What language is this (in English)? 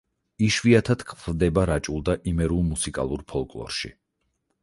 Georgian